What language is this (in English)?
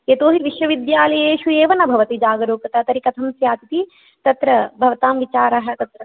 Sanskrit